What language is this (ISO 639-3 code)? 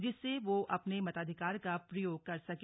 hin